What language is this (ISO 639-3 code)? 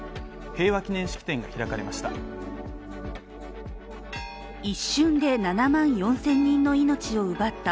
jpn